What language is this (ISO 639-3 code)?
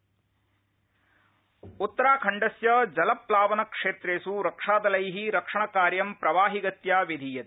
san